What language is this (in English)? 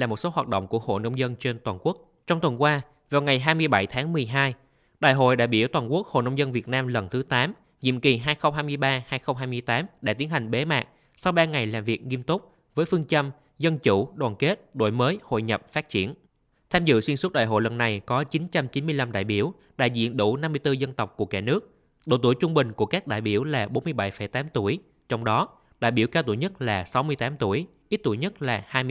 Vietnamese